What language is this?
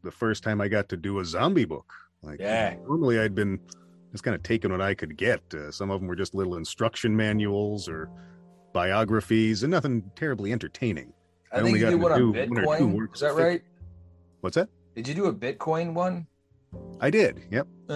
English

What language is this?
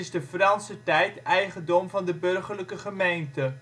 Dutch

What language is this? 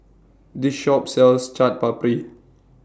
English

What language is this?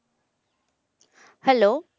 Punjabi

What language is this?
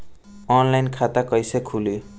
Bhojpuri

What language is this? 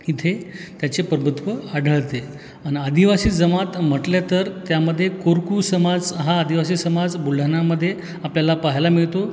Marathi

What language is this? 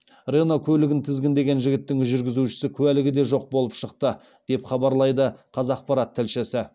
Kazakh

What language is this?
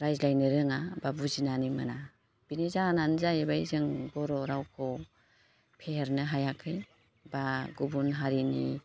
Bodo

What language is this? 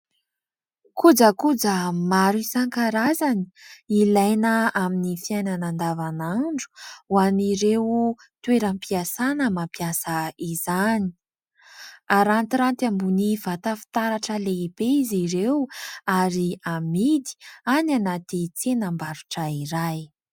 Malagasy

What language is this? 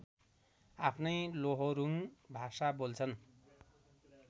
Nepali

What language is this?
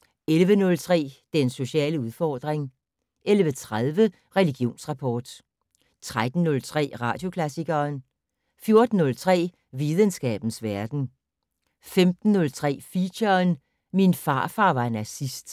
Danish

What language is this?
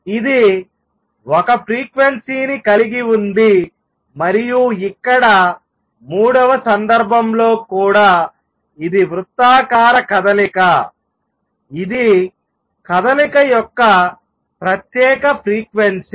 Telugu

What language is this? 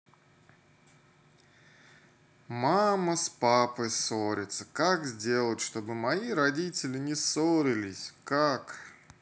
Russian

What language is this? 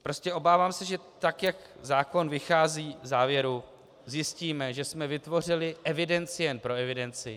Czech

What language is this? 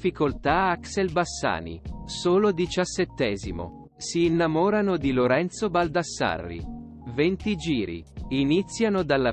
Italian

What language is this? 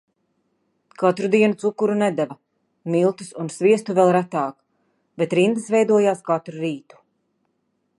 Latvian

